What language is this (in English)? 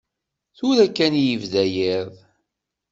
Kabyle